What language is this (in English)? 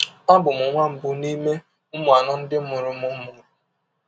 Igbo